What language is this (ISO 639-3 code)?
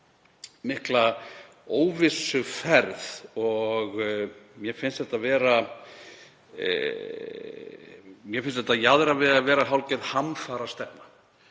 isl